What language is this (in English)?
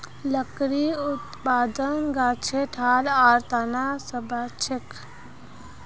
Magahi